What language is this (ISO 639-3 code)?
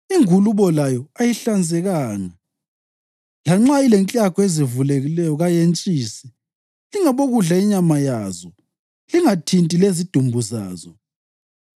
nde